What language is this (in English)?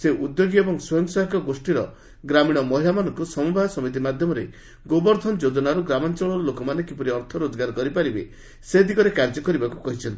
Odia